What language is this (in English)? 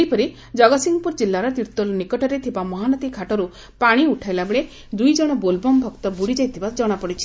Odia